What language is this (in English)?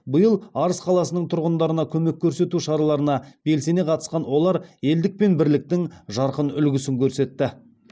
Kazakh